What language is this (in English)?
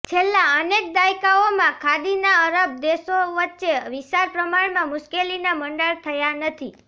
Gujarati